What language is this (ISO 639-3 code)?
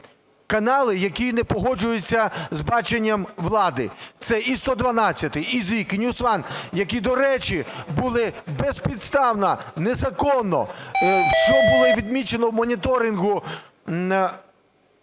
ukr